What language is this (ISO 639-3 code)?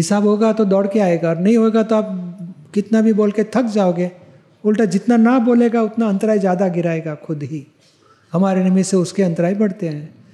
guj